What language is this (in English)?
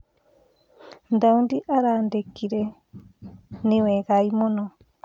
Kikuyu